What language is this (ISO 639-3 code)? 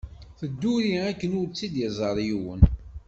kab